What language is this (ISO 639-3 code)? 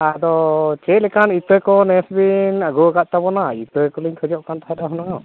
sat